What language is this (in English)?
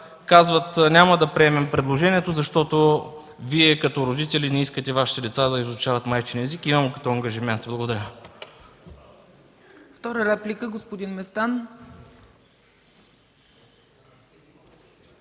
Bulgarian